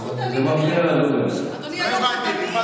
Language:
Hebrew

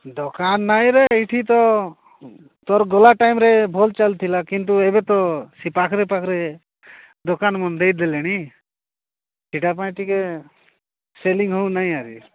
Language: Odia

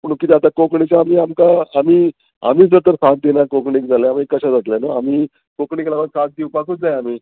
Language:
Konkani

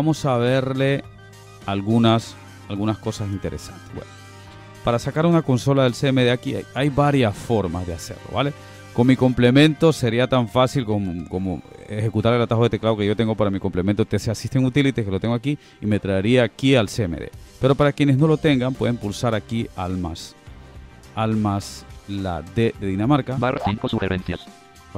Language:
Spanish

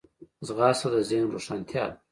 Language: Pashto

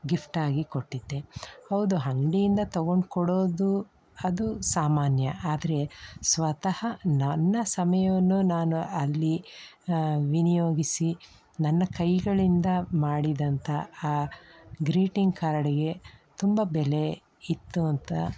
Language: Kannada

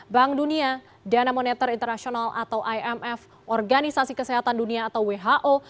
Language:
Indonesian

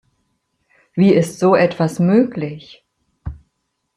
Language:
German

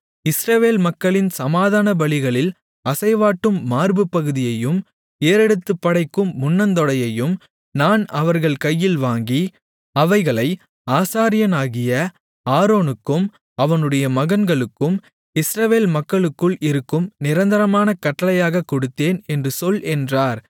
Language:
Tamil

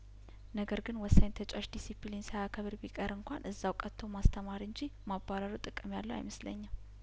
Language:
Amharic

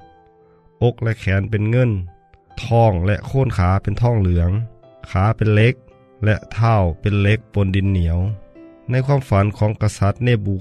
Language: Thai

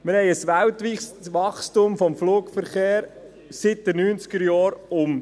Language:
Swiss German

